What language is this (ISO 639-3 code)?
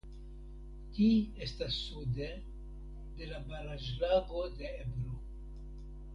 epo